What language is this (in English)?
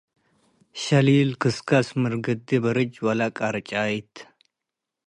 Tigre